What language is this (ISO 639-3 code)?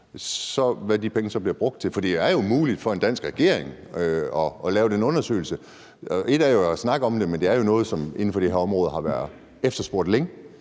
dan